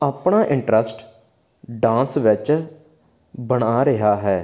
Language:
Punjabi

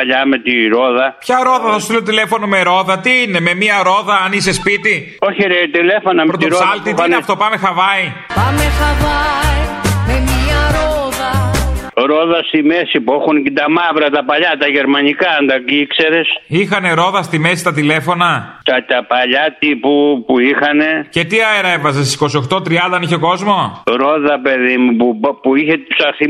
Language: Greek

